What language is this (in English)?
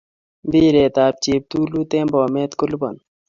Kalenjin